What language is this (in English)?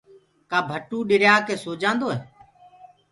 Gurgula